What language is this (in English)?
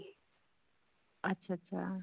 Punjabi